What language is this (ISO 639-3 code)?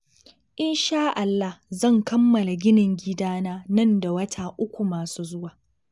hau